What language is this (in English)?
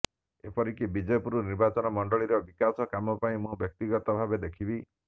Odia